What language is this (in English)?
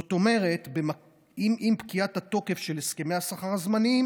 Hebrew